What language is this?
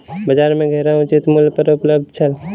Maithili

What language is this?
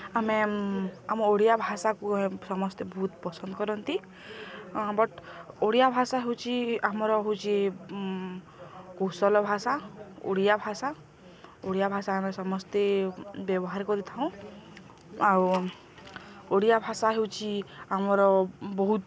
Odia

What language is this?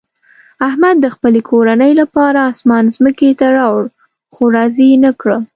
Pashto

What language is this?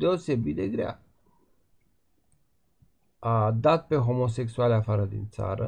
Romanian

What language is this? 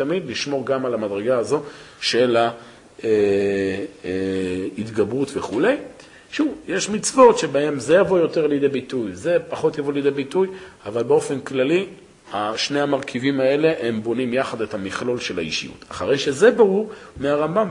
Hebrew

